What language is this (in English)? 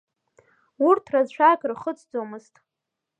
Abkhazian